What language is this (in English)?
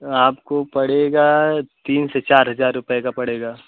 Hindi